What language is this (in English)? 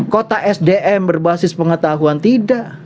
Indonesian